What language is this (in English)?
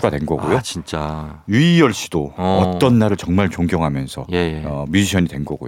Korean